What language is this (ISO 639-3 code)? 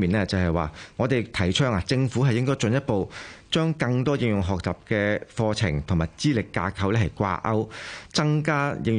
zho